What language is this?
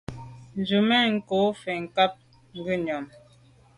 Medumba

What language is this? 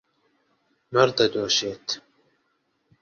Central Kurdish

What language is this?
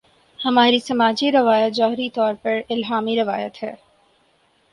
Urdu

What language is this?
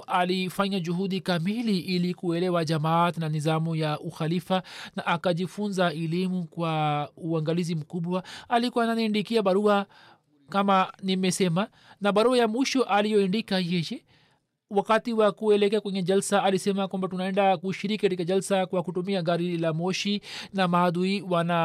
Swahili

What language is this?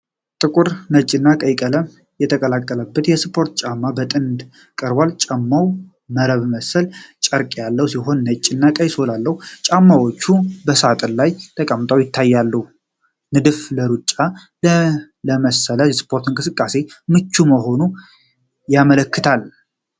Amharic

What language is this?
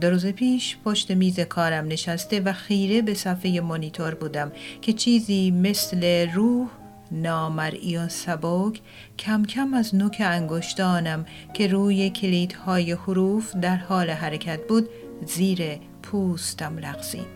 Persian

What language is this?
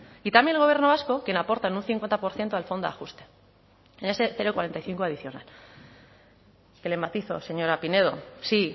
Spanish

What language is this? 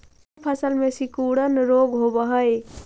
Magahi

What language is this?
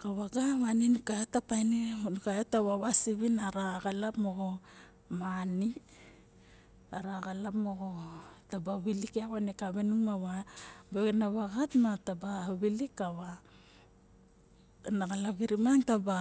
Barok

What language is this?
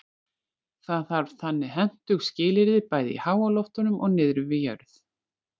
Icelandic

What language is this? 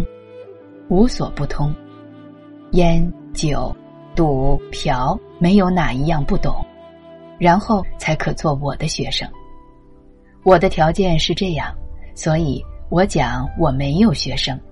Chinese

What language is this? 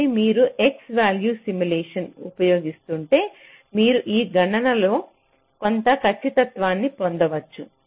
Telugu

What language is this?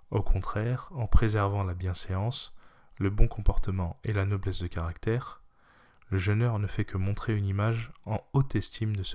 French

